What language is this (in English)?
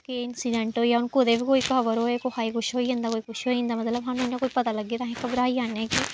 Dogri